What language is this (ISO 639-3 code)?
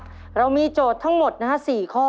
tha